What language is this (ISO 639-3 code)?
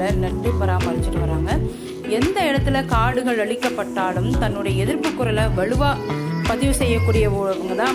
tam